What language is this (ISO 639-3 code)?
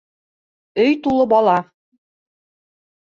bak